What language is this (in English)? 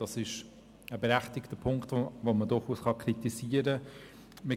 Swiss German